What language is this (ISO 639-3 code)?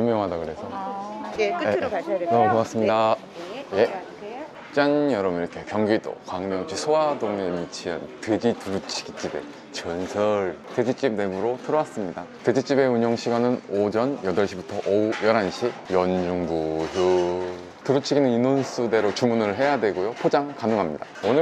kor